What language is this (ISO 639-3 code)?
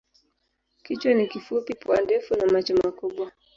swa